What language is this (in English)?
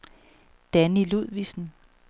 Danish